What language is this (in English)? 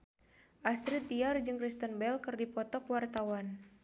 Sundanese